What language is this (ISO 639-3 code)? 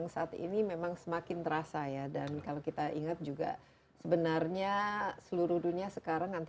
ind